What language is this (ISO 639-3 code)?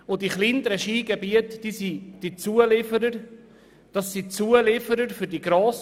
gsw